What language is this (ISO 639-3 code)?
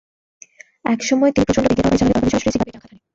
ben